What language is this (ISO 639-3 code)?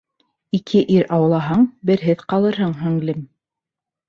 bak